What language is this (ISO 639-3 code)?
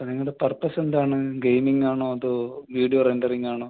mal